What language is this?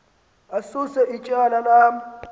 Xhosa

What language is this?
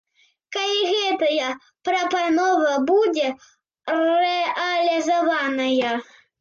Belarusian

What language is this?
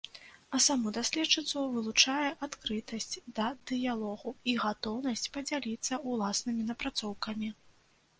Belarusian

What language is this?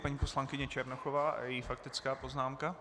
Czech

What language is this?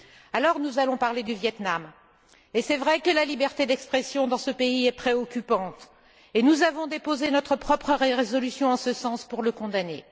French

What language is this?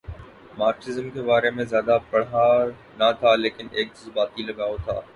Urdu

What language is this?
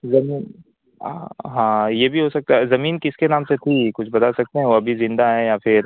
Urdu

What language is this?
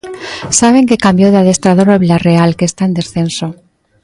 Galician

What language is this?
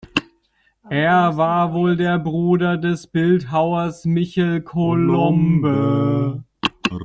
German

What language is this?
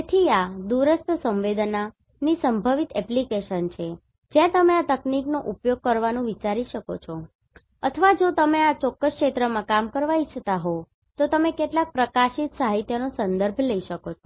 Gujarati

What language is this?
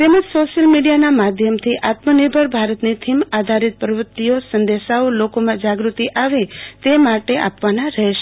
Gujarati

